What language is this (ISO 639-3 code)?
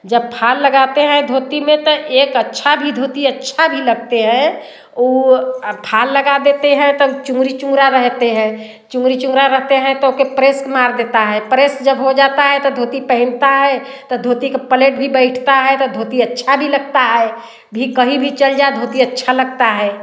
hin